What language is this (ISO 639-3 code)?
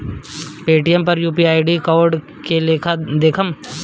bho